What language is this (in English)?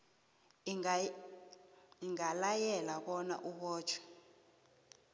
South Ndebele